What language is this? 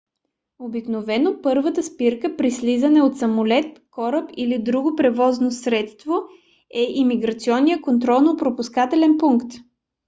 Bulgarian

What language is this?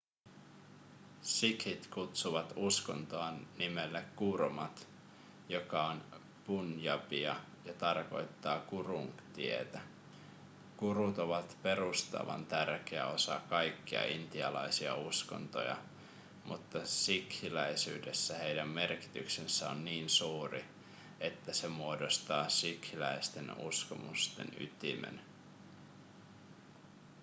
Finnish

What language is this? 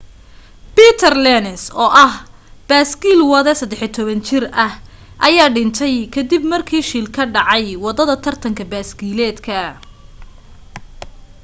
Somali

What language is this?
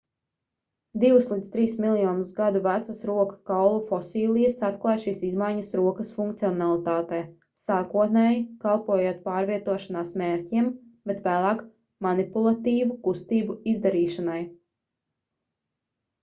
Latvian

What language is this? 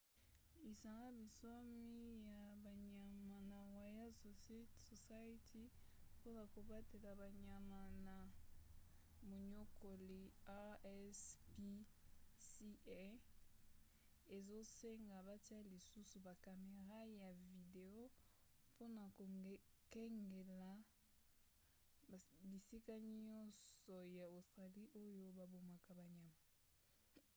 Lingala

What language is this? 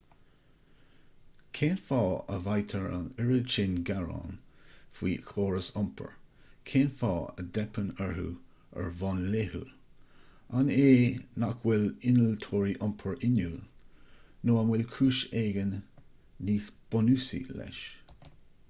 Irish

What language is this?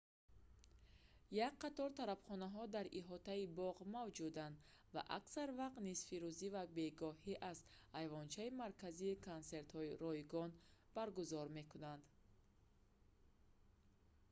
Tajik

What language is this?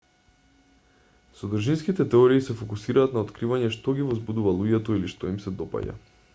Macedonian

